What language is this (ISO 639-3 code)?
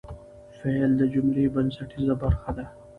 pus